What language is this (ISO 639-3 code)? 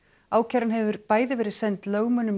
isl